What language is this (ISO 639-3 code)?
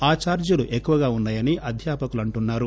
tel